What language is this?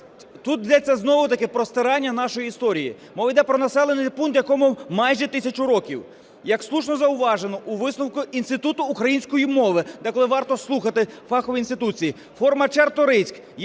Ukrainian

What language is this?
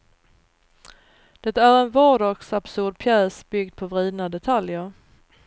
Swedish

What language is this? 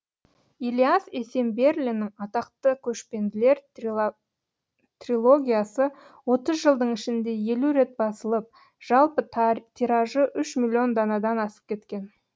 Kazakh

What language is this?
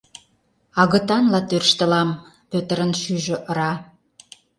Mari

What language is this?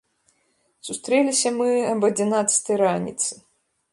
Belarusian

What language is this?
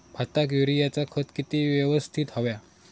Marathi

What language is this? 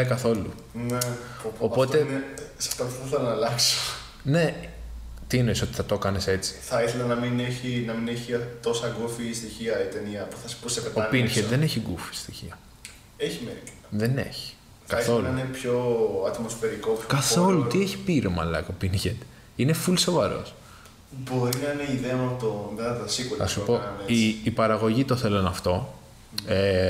Greek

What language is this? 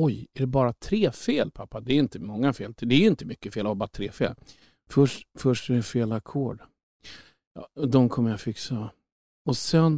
Swedish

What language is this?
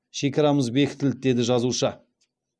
Kazakh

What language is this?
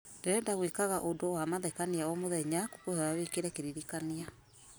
Kikuyu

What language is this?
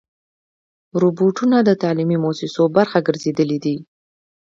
Pashto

